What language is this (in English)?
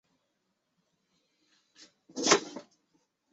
Chinese